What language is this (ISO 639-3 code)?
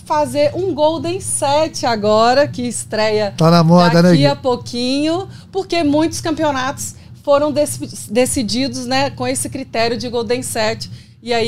por